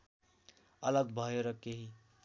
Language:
Nepali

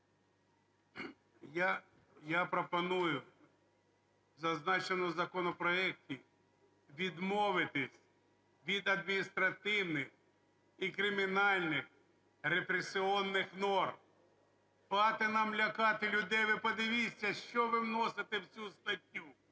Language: Ukrainian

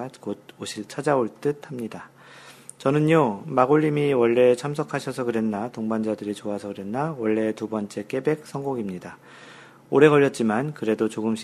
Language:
Korean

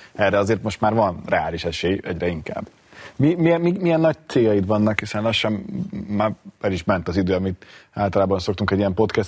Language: Hungarian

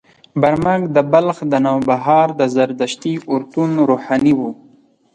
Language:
Pashto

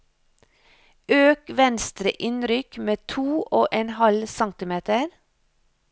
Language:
Norwegian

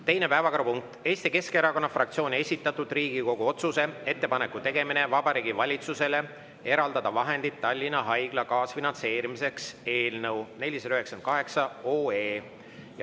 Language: Estonian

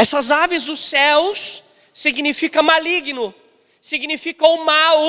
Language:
Portuguese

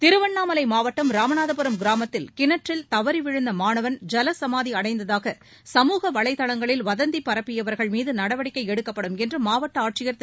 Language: Tamil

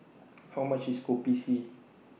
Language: English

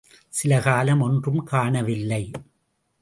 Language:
Tamil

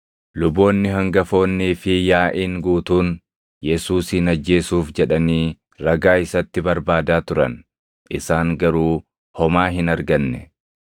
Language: Oromo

